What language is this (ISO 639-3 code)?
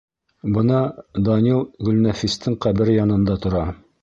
bak